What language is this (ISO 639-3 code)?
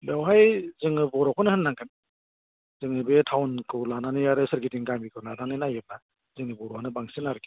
brx